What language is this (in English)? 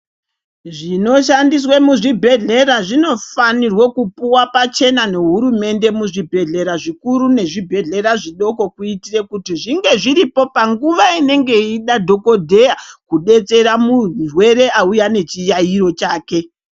Ndau